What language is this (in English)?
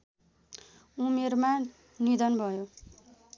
Nepali